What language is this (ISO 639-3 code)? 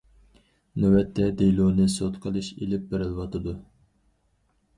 uig